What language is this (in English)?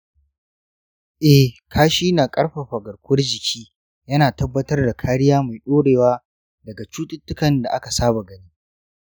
Hausa